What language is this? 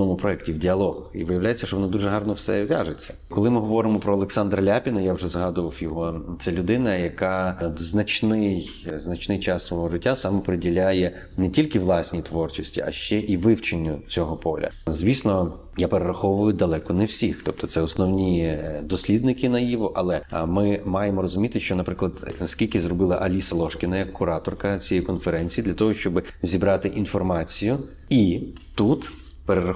Ukrainian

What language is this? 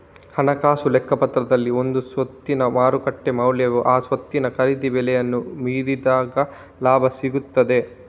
Kannada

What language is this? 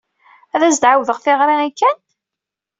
Kabyle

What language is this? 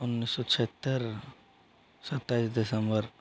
Hindi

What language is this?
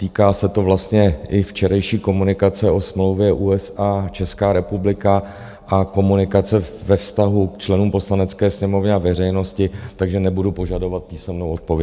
Czech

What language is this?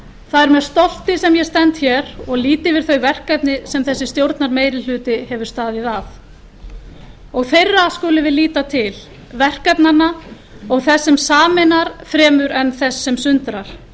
Icelandic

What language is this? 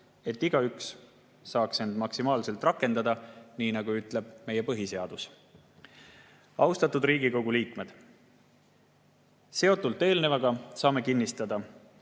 Estonian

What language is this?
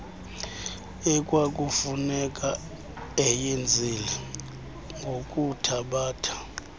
Xhosa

